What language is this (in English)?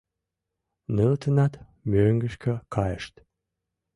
Mari